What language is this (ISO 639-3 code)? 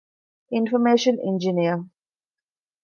div